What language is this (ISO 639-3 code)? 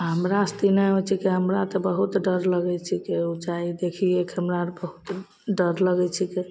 mai